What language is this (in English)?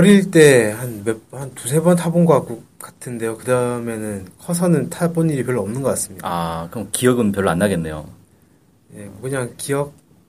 Korean